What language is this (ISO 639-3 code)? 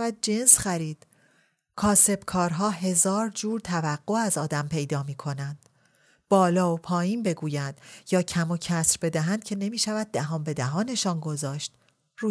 fas